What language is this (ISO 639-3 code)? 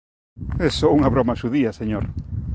glg